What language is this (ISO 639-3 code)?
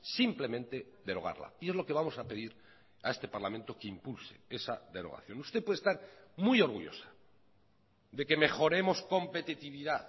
spa